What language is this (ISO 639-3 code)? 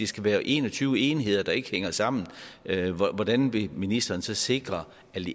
dan